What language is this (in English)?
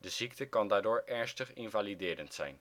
Dutch